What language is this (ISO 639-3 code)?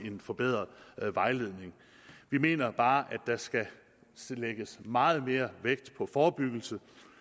dan